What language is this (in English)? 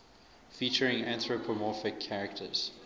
English